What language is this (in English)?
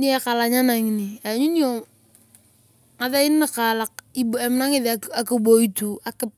Turkana